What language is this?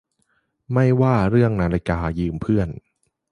Thai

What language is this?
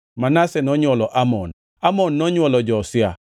Luo (Kenya and Tanzania)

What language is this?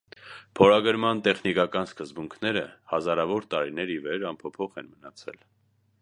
Armenian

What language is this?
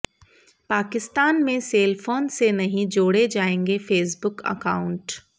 Hindi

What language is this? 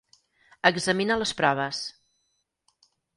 Catalan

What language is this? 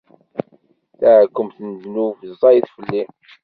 Kabyle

